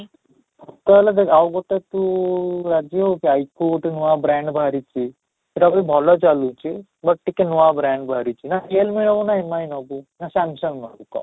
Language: Odia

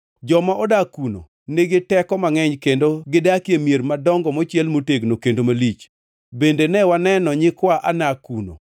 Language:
Luo (Kenya and Tanzania)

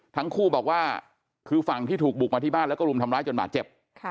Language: Thai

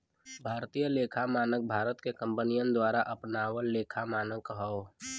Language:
Bhojpuri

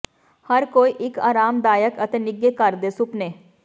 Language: Punjabi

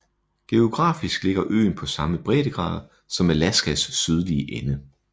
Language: Danish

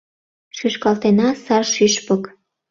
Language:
Mari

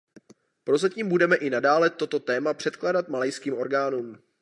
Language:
Czech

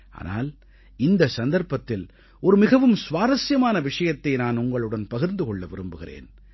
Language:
Tamil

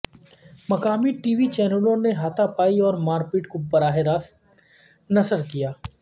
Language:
Urdu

